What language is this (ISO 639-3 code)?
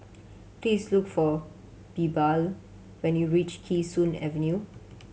eng